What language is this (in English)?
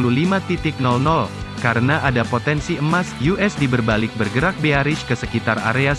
Indonesian